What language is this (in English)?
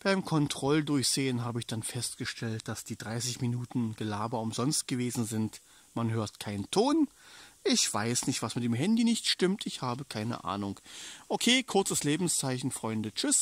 German